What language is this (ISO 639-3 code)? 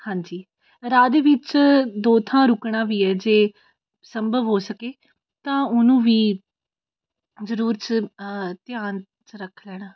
pan